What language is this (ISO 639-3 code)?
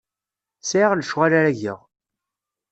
kab